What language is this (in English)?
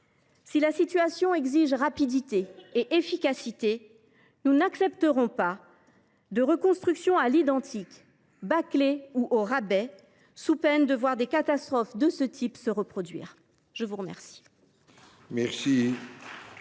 French